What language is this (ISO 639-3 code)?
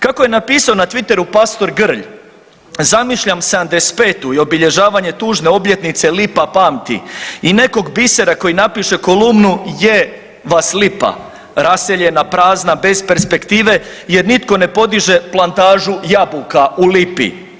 hrv